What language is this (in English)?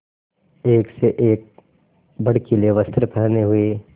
Hindi